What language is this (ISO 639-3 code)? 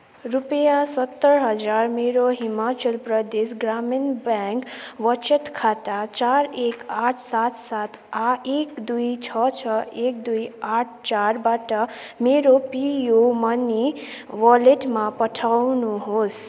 nep